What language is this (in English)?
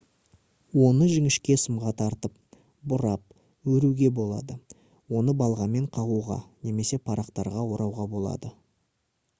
Kazakh